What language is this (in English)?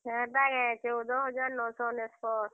Odia